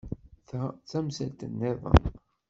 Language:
Kabyle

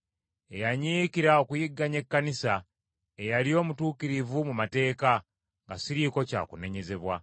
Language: Ganda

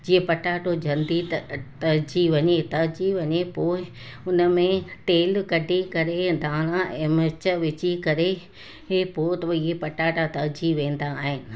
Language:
Sindhi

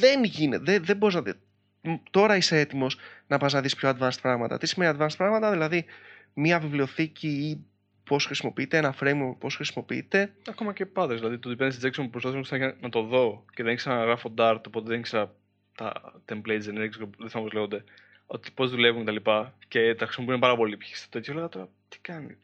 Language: Greek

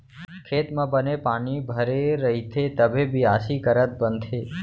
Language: Chhattisgarhi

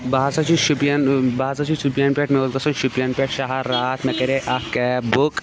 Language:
Kashmiri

